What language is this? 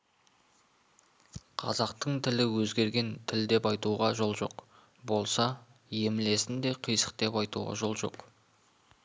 Kazakh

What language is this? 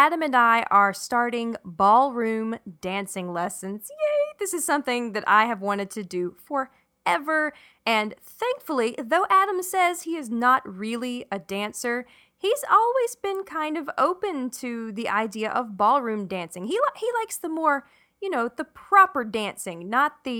English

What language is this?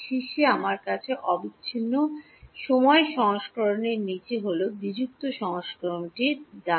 Bangla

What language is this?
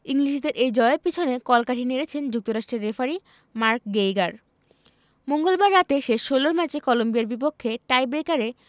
Bangla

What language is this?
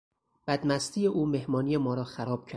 Persian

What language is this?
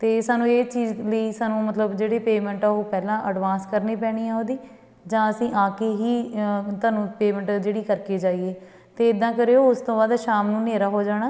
Punjabi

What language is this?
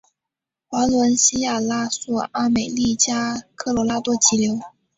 Chinese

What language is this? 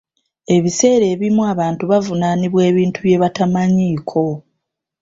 Ganda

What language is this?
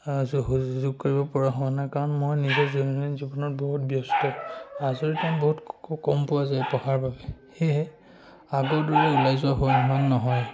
Assamese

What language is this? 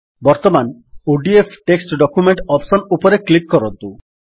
Odia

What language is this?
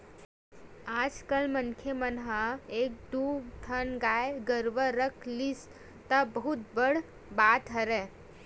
Chhattisgarhi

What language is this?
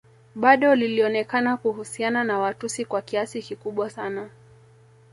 Swahili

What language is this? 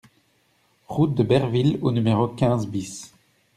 French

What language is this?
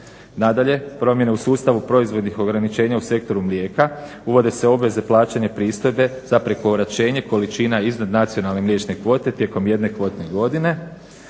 Croatian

